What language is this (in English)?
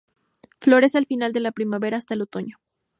Spanish